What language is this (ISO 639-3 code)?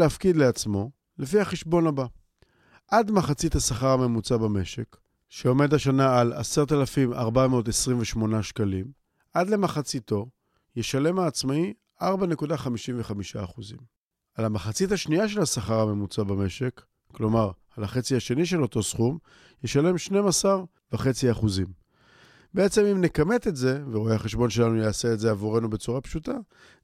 heb